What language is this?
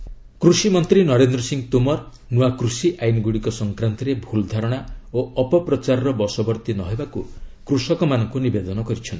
Odia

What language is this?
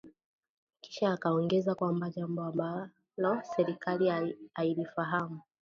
Swahili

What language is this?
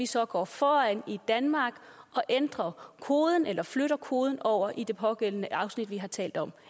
Danish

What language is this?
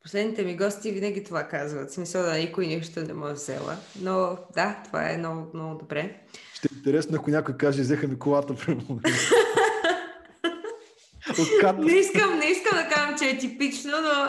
Bulgarian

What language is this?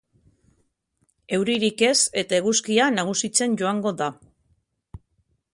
Basque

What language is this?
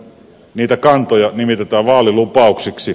Finnish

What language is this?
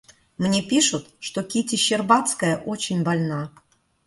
Russian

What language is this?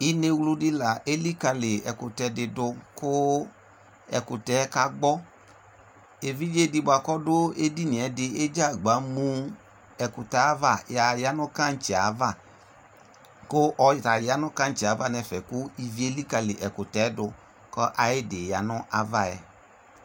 Ikposo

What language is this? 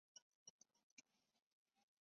Chinese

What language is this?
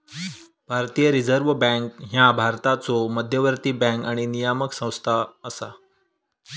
Marathi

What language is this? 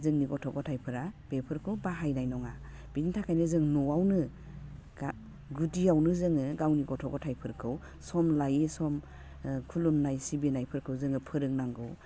Bodo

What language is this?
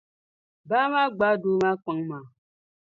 Dagbani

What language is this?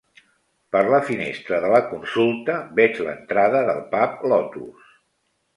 Catalan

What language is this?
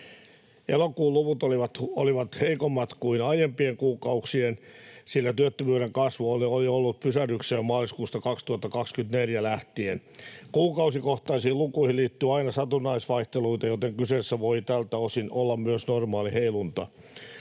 Finnish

